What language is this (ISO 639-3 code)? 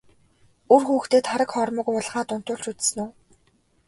mon